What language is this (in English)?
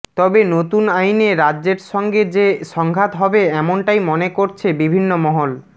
Bangla